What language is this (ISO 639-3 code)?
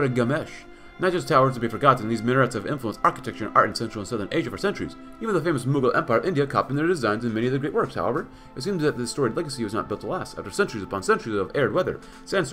eng